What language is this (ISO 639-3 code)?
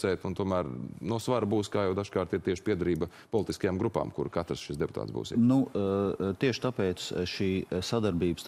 lav